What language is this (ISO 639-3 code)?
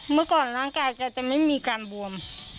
tha